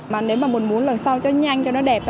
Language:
Vietnamese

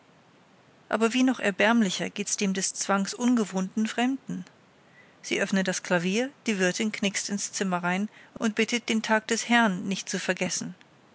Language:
German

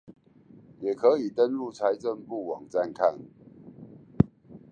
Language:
Chinese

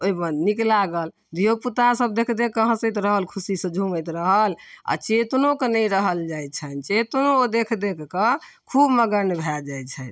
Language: Maithili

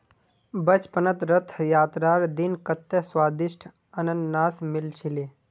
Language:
Magahi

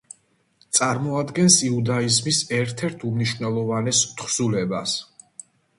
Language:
Georgian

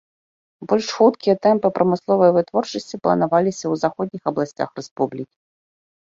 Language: Belarusian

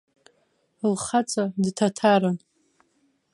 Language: Abkhazian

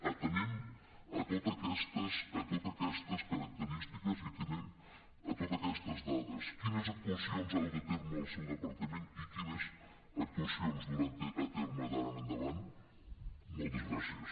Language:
Catalan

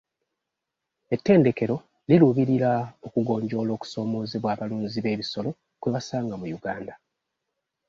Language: Ganda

